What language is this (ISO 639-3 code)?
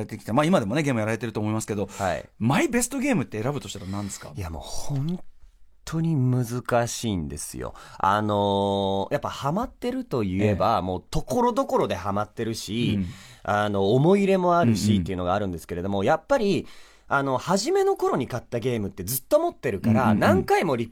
jpn